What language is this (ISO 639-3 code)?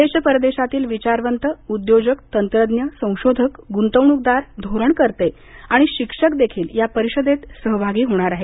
mar